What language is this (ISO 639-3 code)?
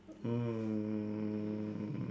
eng